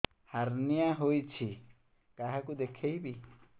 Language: Odia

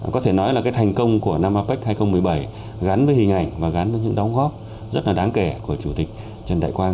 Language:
Vietnamese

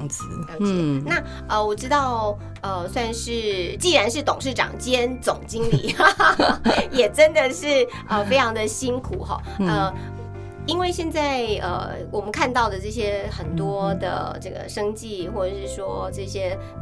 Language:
Chinese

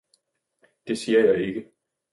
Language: Danish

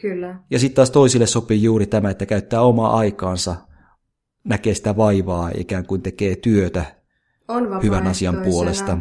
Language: Finnish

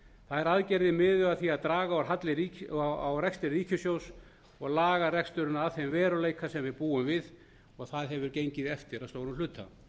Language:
Icelandic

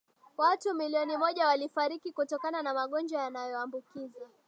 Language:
Swahili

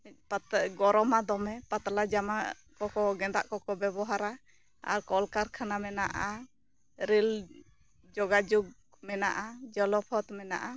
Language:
Santali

